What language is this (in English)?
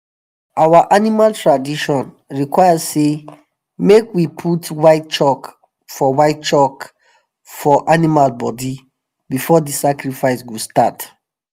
Nigerian Pidgin